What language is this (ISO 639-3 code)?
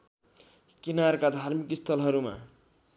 nep